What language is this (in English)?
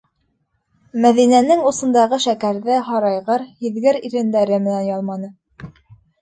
Bashkir